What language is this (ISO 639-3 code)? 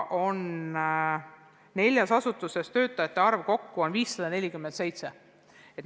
est